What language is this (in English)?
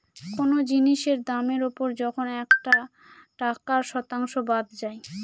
Bangla